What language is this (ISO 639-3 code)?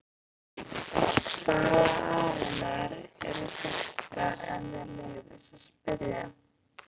isl